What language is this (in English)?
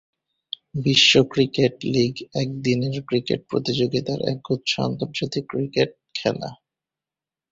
Bangla